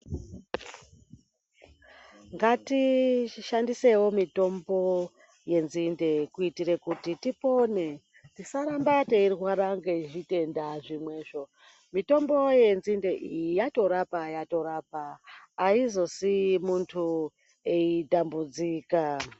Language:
Ndau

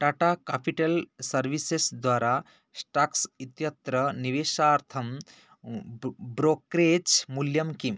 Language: Sanskrit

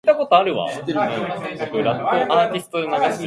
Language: English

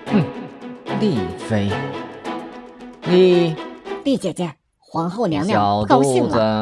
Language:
Chinese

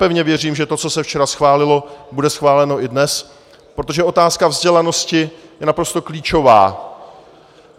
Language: Czech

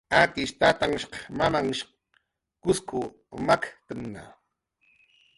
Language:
Jaqaru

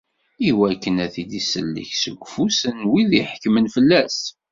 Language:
Kabyle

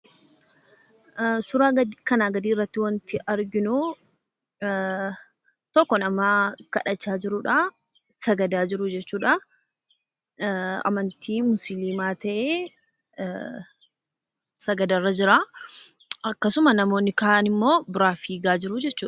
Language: Oromo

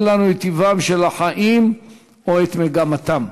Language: Hebrew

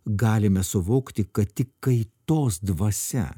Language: Lithuanian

